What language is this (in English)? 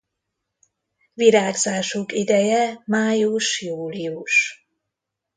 Hungarian